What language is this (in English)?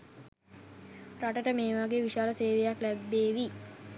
Sinhala